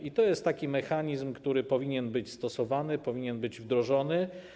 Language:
Polish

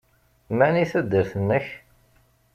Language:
Kabyle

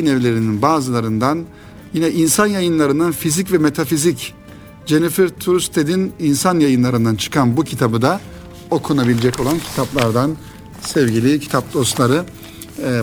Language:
Turkish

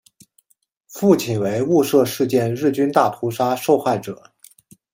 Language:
Chinese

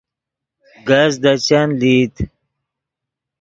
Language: Yidgha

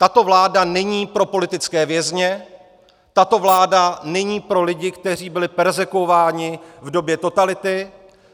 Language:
Czech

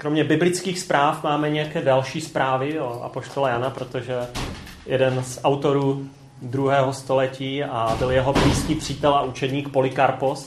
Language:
Czech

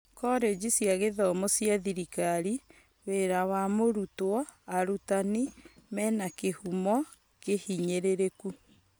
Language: Kikuyu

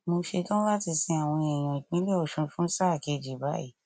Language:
Yoruba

